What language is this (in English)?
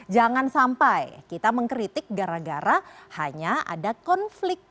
Indonesian